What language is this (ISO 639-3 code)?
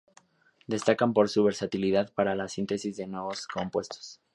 spa